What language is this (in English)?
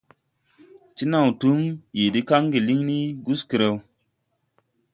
Tupuri